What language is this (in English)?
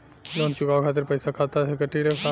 Bhojpuri